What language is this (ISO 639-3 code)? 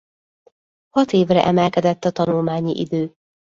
hun